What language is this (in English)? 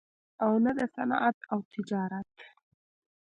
Pashto